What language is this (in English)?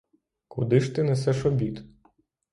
Ukrainian